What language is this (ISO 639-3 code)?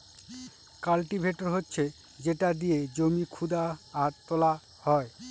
ben